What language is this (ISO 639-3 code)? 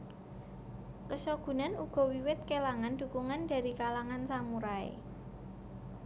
jav